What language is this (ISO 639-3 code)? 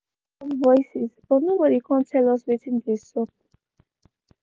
pcm